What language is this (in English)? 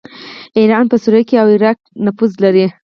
Pashto